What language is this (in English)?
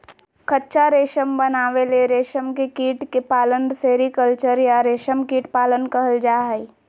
Magahi